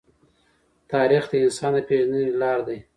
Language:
Pashto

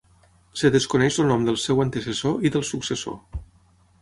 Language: Catalan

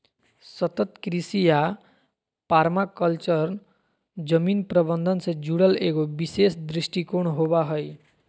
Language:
Magahi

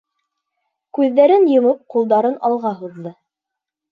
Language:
Bashkir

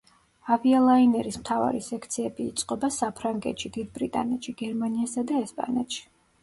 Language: Georgian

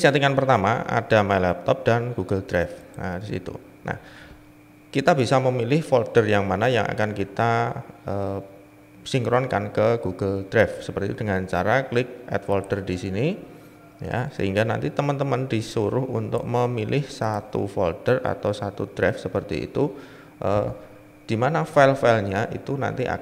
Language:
Indonesian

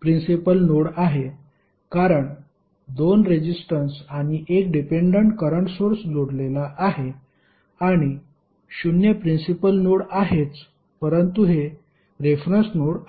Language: Marathi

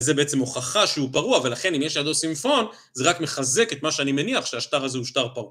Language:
Hebrew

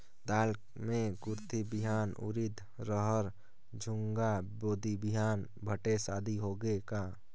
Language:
Chhattisgarhi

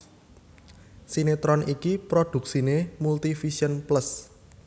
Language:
Javanese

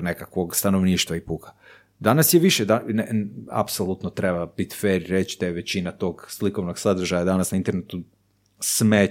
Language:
Croatian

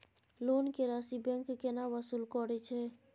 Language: Maithili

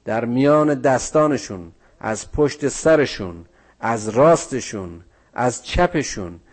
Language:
Persian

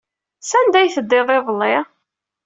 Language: Kabyle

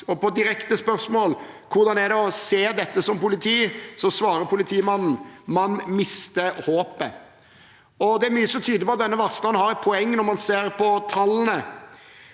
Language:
Norwegian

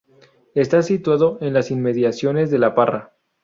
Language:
Spanish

